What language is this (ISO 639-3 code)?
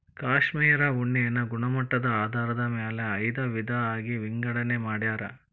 kan